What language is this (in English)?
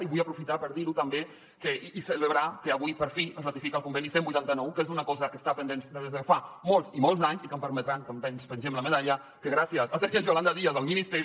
Catalan